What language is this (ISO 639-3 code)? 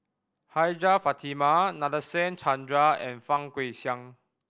eng